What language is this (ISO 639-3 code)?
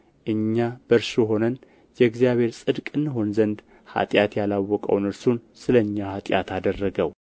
amh